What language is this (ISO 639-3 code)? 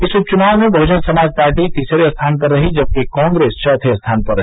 hin